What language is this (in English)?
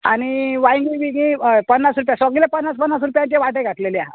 Konkani